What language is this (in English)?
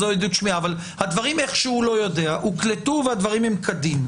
Hebrew